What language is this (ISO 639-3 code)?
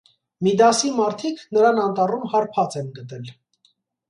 hye